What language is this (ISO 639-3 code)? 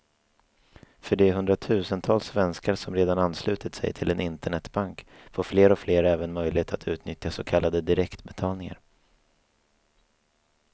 swe